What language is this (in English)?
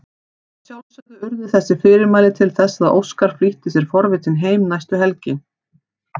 Icelandic